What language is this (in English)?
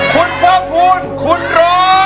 Thai